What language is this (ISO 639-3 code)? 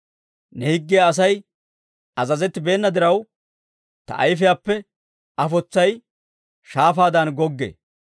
dwr